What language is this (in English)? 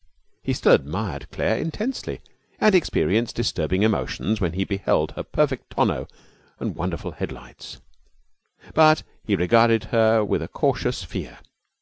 English